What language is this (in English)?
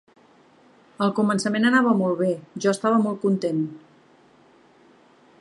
Catalan